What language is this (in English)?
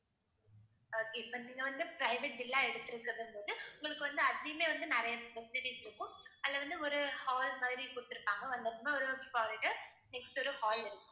Tamil